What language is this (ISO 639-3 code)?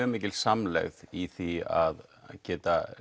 isl